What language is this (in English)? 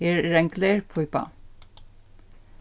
Faroese